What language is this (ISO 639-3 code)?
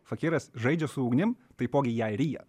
lit